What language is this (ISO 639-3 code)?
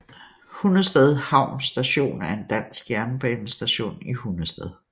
dan